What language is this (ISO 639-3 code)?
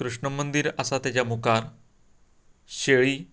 kok